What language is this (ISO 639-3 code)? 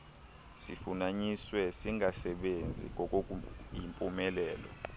xho